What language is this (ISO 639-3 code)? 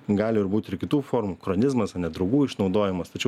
lit